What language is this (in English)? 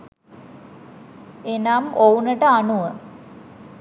Sinhala